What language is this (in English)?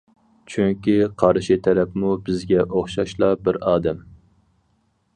Uyghur